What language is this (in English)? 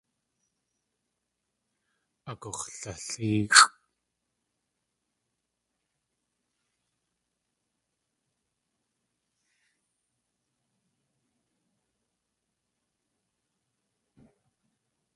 Tlingit